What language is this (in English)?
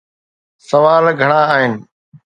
Sindhi